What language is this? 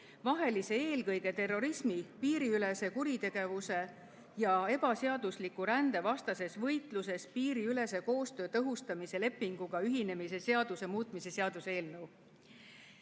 Estonian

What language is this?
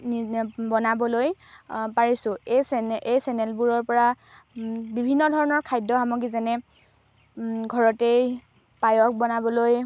Assamese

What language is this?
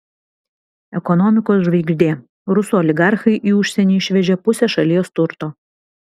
Lithuanian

